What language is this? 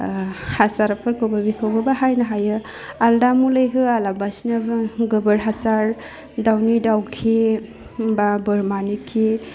Bodo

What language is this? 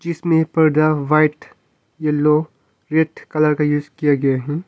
Hindi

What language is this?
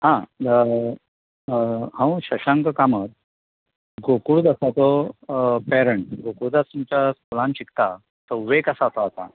Konkani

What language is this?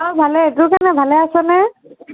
Assamese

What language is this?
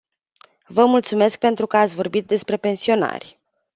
Romanian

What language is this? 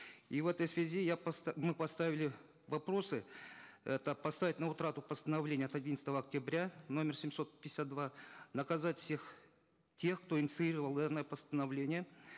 Kazakh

